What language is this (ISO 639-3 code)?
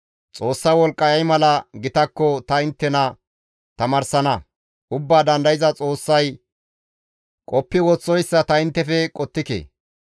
gmv